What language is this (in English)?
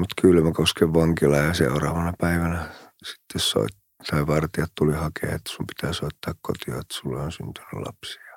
Finnish